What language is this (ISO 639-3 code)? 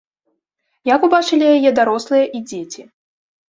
bel